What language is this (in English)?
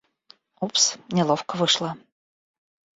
Russian